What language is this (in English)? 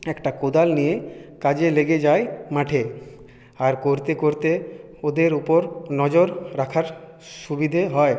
Bangla